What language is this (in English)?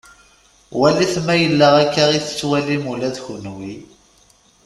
Kabyle